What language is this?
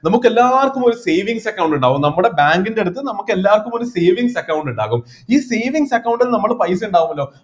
Malayalam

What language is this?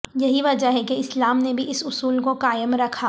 Urdu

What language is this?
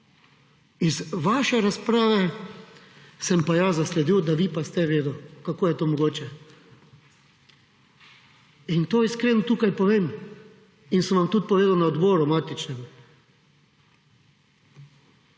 Slovenian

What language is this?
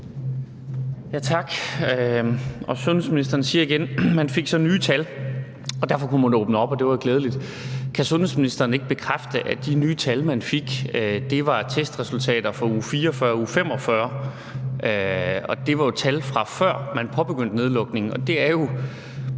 Danish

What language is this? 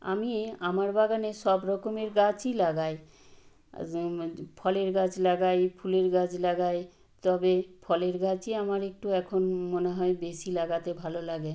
Bangla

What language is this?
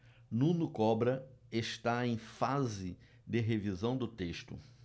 Portuguese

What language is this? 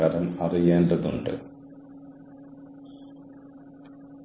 Malayalam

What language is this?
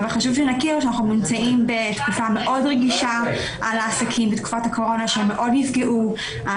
Hebrew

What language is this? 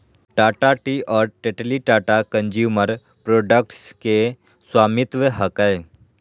Magahi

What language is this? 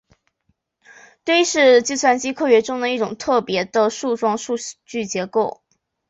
Chinese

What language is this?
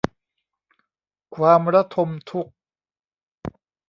Thai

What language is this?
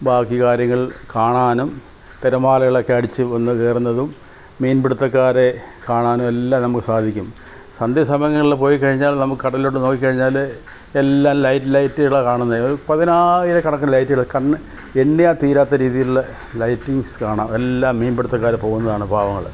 Malayalam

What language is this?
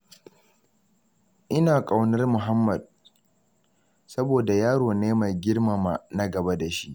Hausa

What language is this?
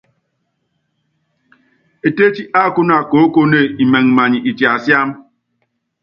Yangben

